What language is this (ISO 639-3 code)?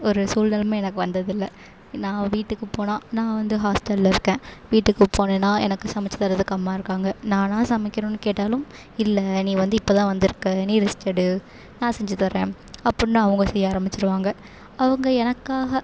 tam